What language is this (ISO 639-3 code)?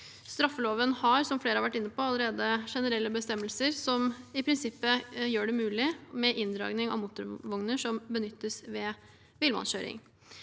nor